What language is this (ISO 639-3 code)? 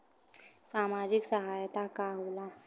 bho